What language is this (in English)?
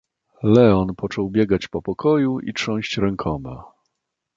Polish